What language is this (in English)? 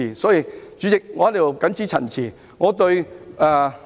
Cantonese